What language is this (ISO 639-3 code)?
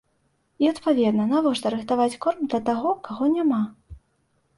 bel